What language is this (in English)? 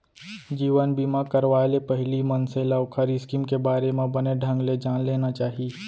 Chhattisgarhi